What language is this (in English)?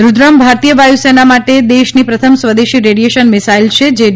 Gujarati